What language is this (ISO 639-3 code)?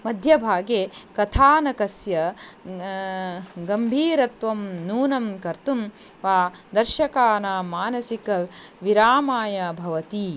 san